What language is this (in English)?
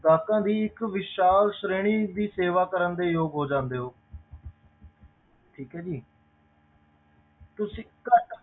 Punjabi